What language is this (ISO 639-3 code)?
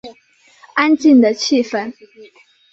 zho